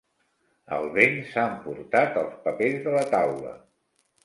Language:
Catalan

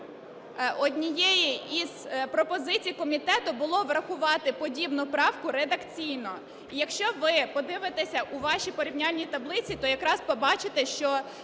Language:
Ukrainian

